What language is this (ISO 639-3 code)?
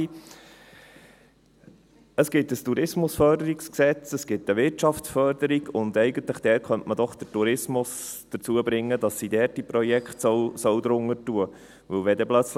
gsw